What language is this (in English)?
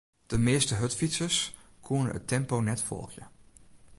Western Frisian